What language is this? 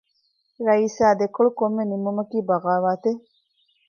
Divehi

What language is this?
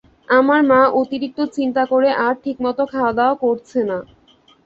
Bangla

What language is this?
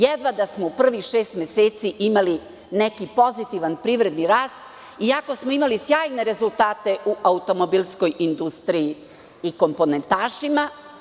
Serbian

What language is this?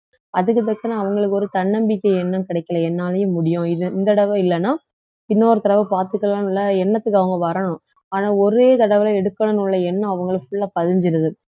Tamil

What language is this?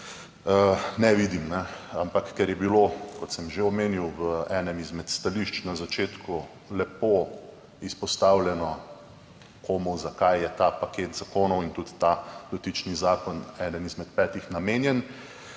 Slovenian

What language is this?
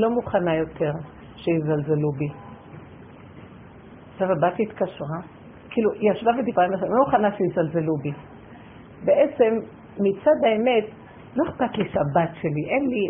Hebrew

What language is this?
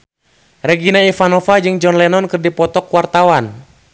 Sundanese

